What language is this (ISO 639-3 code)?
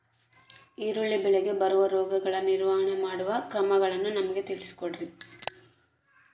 kan